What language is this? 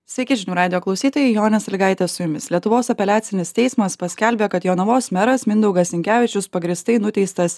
Lithuanian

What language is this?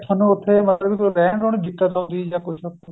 Punjabi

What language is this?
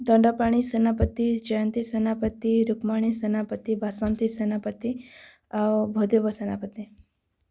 Odia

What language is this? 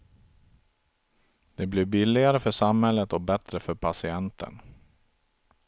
Swedish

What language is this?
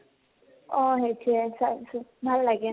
Assamese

